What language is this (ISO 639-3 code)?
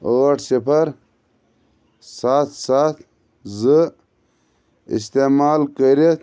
kas